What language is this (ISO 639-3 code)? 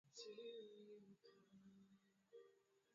swa